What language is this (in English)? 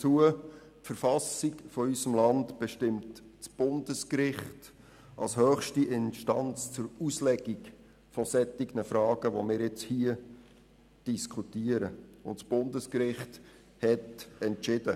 Swiss German